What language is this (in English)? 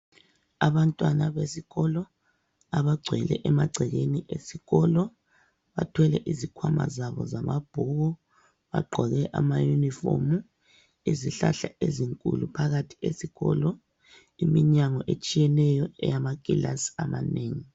North Ndebele